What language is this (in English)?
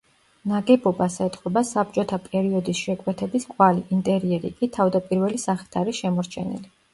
Georgian